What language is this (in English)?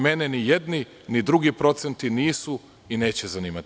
Serbian